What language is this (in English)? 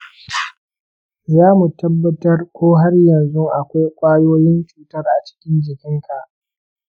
Hausa